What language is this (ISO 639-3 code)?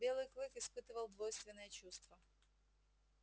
rus